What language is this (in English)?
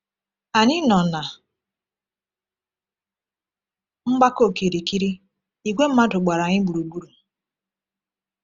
Igbo